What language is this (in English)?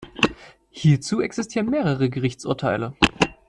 German